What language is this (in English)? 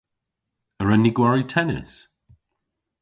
Cornish